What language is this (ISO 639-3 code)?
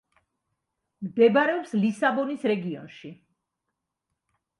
kat